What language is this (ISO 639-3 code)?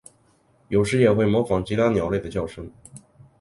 zho